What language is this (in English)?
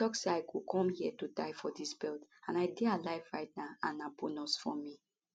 Nigerian Pidgin